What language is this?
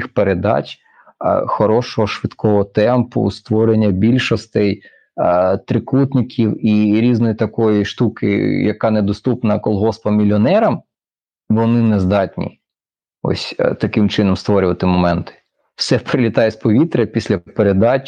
Ukrainian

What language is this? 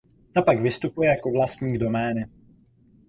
Czech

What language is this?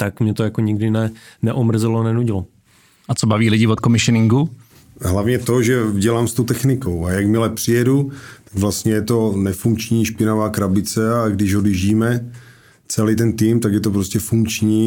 Czech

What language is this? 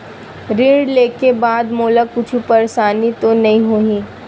Chhattisgarhi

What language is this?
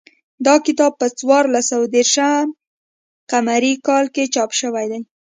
Pashto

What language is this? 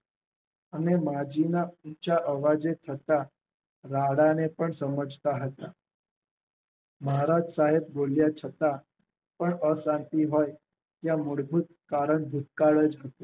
Gujarati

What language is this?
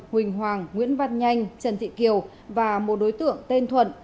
Vietnamese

